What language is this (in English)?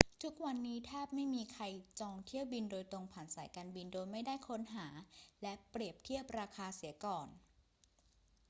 Thai